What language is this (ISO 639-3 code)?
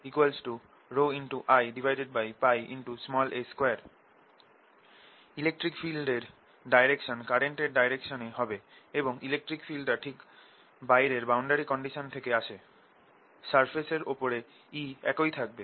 ben